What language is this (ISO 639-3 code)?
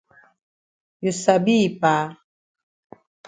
wes